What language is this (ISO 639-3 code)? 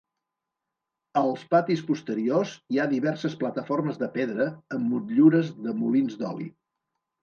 cat